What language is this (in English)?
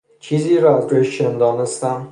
Persian